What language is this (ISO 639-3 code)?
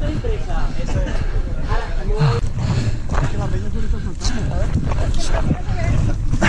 spa